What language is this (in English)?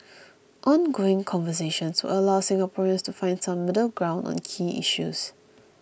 English